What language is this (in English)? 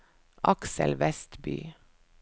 Norwegian